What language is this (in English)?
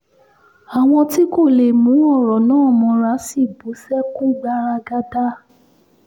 Yoruba